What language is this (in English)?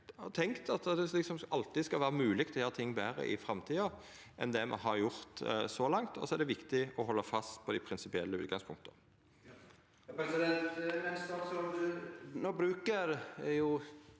Norwegian